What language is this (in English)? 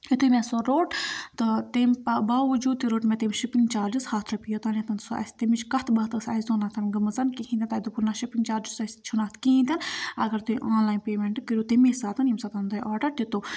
Kashmiri